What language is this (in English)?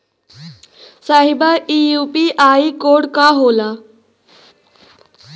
Bhojpuri